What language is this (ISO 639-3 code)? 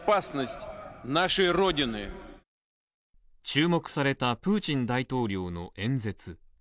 jpn